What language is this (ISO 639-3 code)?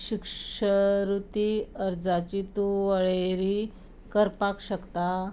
kok